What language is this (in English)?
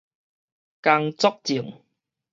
Min Nan Chinese